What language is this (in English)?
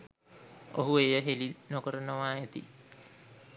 Sinhala